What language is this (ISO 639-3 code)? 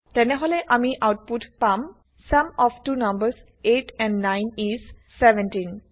asm